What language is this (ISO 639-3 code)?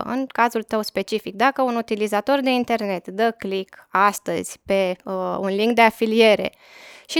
ron